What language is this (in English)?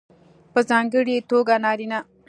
Pashto